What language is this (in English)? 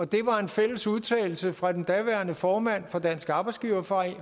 Danish